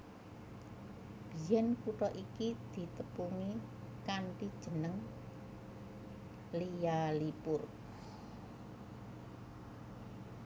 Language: Javanese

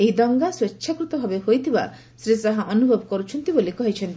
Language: Odia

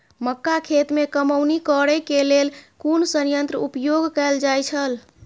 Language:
Maithili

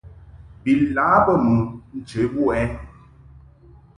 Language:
Mungaka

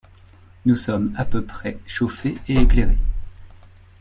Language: French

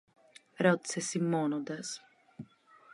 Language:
Greek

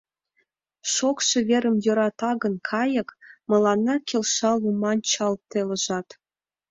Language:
Mari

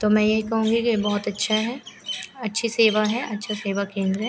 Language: Hindi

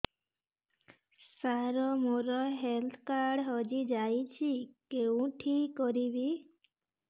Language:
Odia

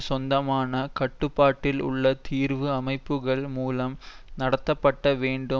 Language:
Tamil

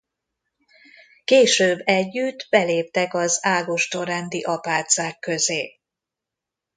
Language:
Hungarian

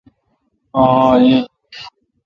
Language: Kalkoti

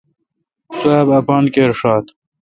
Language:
Kalkoti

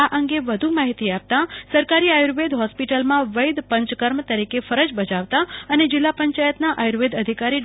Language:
Gujarati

